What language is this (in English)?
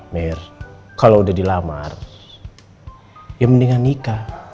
Indonesian